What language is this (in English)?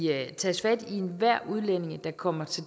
Danish